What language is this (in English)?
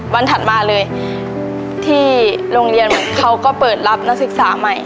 Thai